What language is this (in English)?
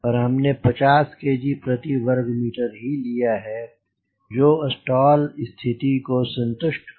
Hindi